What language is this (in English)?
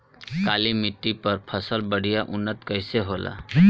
Bhojpuri